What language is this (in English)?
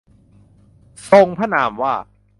Thai